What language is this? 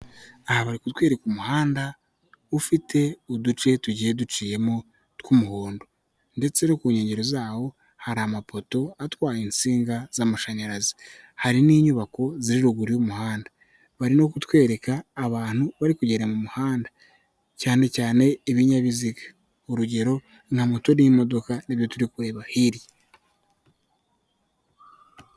Kinyarwanda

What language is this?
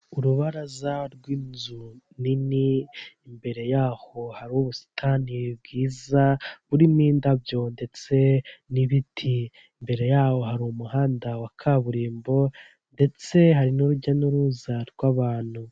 Kinyarwanda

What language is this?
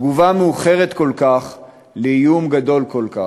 Hebrew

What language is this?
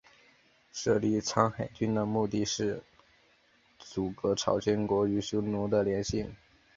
Chinese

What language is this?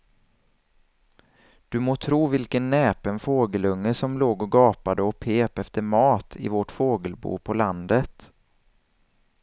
Swedish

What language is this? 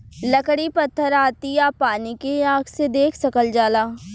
Bhojpuri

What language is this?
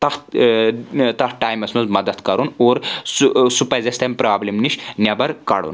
Kashmiri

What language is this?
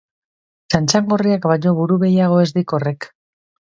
Basque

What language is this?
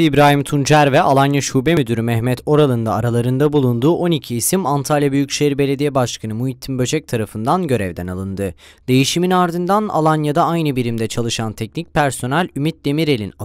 Turkish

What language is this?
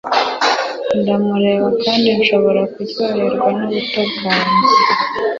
Kinyarwanda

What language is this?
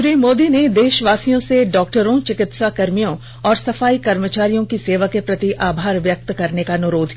Hindi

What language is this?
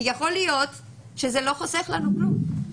Hebrew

